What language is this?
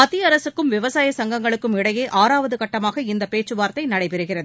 Tamil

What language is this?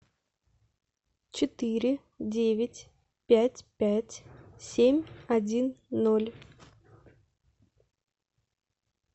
Russian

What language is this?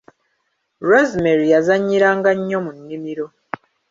Ganda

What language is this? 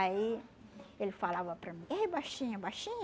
Portuguese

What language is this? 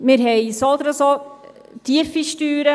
Swiss German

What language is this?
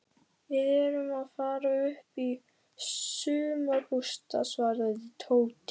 Icelandic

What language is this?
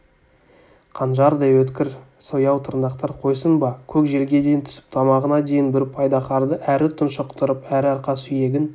Kazakh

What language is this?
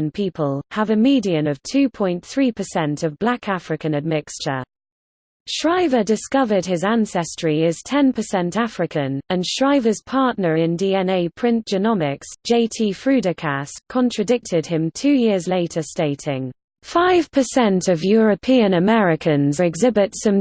English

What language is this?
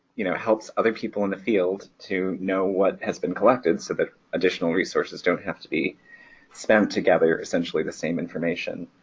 English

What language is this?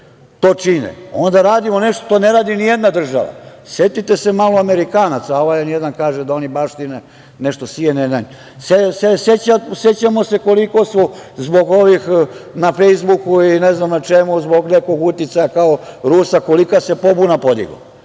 Serbian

